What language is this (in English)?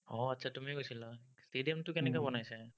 Assamese